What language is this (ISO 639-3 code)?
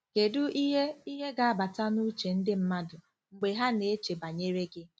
ibo